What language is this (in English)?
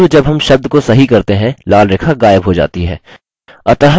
Hindi